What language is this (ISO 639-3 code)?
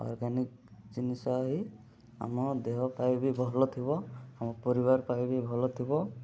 ori